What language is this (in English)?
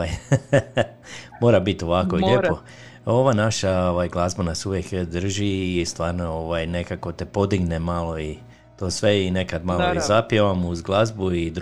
Croatian